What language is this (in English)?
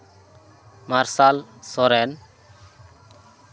Santali